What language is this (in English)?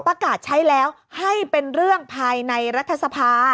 Thai